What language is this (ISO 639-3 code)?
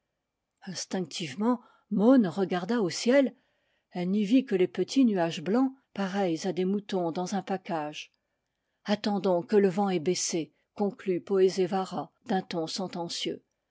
fra